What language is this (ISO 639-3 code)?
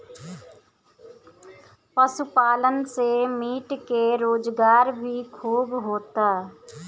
bho